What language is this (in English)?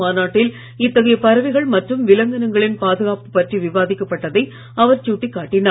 Tamil